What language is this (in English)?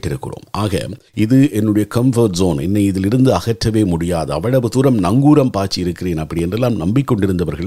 Tamil